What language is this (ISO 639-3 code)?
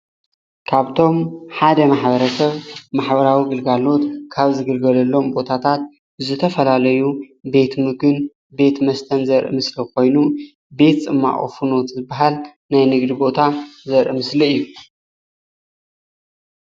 tir